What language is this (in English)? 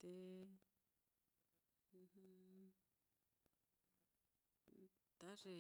Mitlatongo Mixtec